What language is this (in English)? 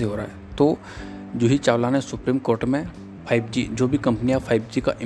Hindi